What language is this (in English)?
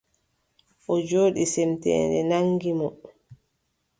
Adamawa Fulfulde